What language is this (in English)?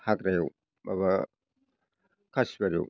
Bodo